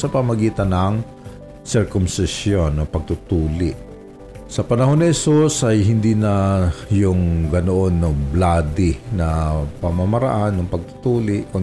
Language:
Filipino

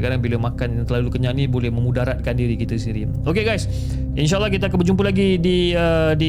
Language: Malay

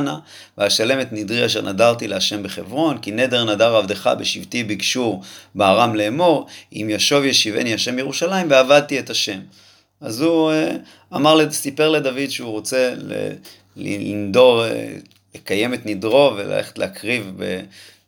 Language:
Hebrew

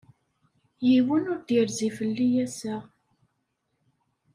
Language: Kabyle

